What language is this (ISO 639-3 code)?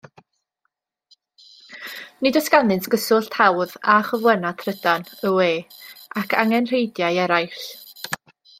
cym